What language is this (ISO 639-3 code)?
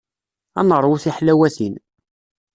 kab